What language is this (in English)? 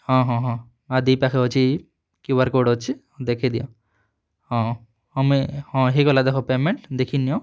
Odia